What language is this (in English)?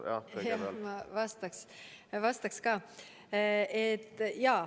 Estonian